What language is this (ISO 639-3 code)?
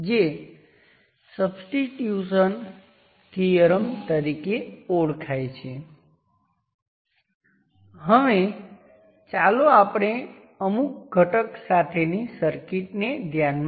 guj